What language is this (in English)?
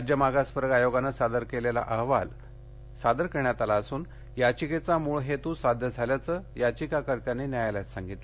Marathi